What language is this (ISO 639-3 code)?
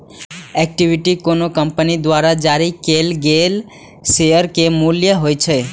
mai